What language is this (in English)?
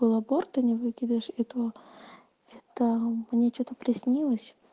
Russian